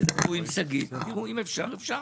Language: Hebrew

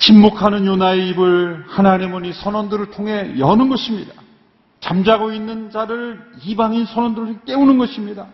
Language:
Korean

